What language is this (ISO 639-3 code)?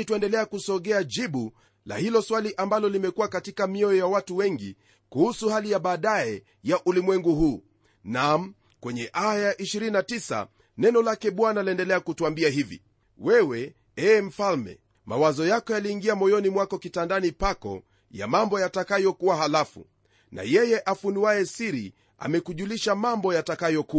swa